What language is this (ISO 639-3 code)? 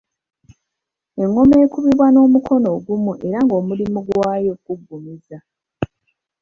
lug